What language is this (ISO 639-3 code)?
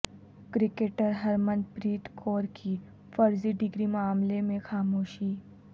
urd